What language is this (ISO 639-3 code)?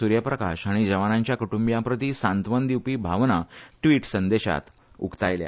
kok